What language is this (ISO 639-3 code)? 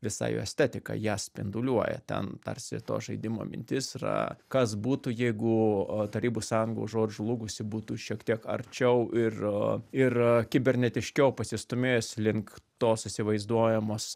lit